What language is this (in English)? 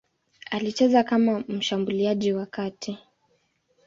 Swahili